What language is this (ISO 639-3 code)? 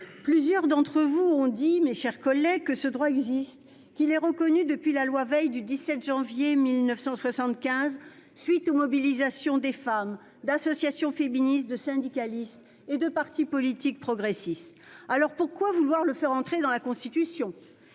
fra